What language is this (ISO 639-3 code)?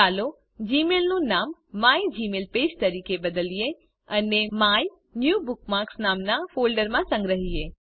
guj